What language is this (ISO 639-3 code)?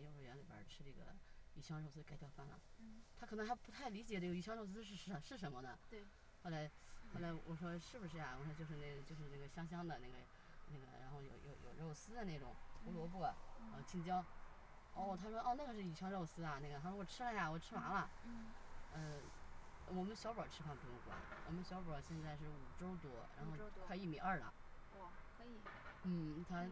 zho